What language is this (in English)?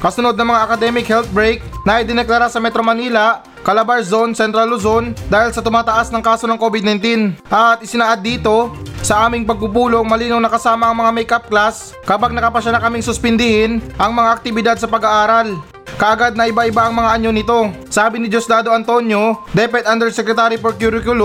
Filipino